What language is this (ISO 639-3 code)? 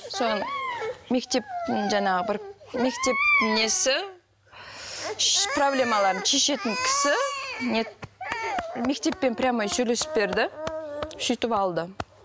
kaz